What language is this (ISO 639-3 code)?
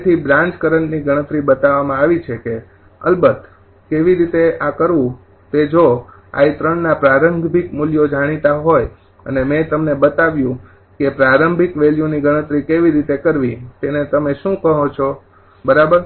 guj